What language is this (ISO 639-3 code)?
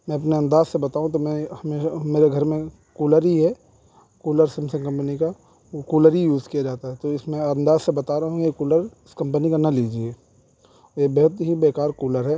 urd